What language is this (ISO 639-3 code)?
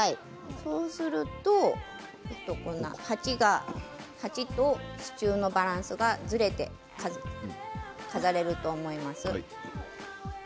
jpn